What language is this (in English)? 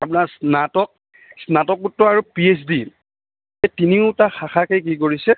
Assamese